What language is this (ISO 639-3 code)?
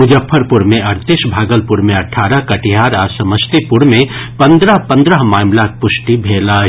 mai